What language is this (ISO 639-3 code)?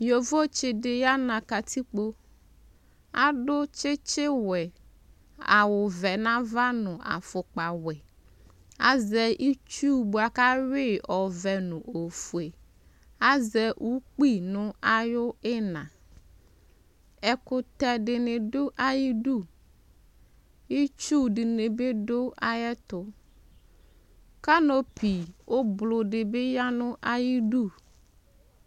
kpo